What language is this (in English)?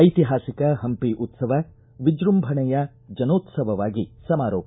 Kannada